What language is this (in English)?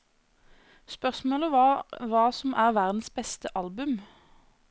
Norwegian